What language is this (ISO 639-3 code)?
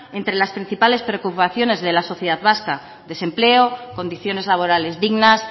spa